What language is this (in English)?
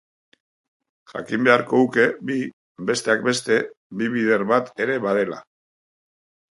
Basque